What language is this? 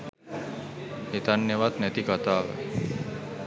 Sinhala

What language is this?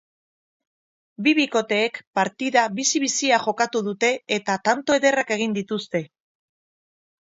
Basque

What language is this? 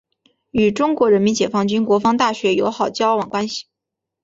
Chinese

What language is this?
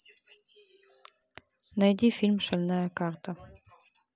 Russian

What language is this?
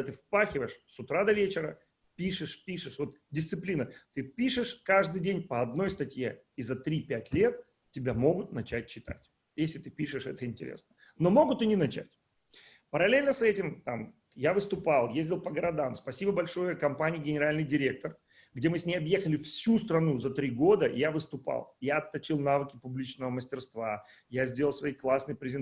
Russian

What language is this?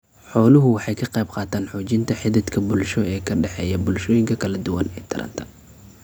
Somali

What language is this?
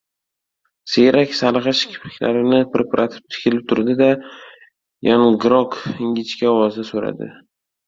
Uzbek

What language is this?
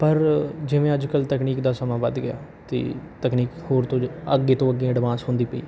Punjabi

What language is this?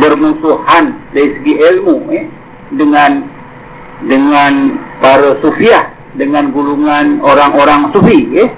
Malay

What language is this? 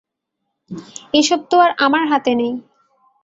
Bangla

